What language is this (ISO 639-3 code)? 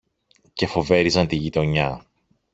ell